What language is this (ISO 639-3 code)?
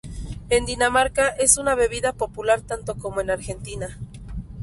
spa